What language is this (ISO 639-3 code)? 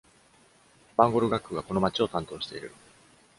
jpn